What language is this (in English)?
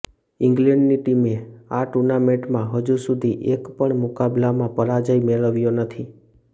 Gujarati